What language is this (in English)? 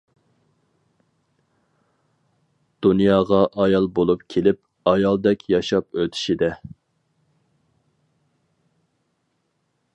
Uyghur